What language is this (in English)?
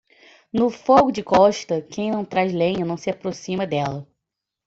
Portuguese